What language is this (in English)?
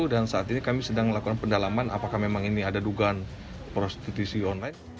Indonesian